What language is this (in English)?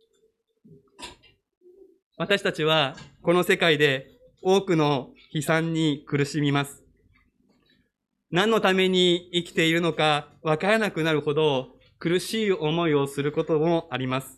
Japanese